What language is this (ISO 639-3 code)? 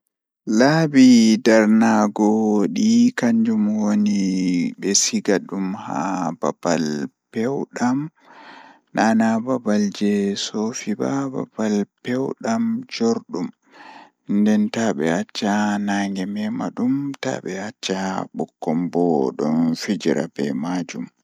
ful